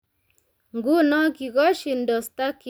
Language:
Kalenjin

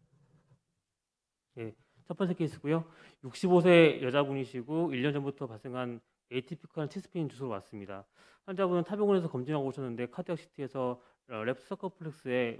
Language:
Korean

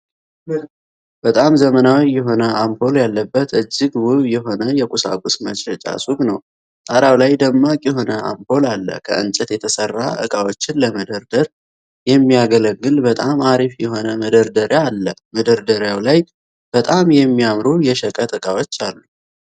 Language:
Amharic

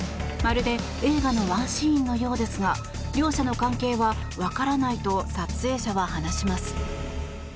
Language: Japanese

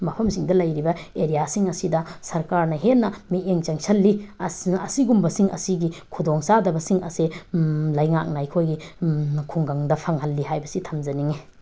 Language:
Manipuri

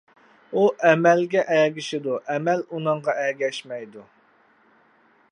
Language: Uyghur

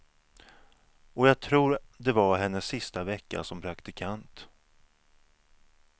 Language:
Swedish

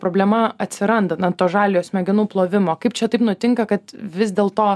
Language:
Lithuanian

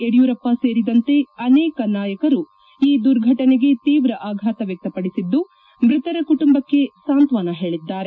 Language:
Kannada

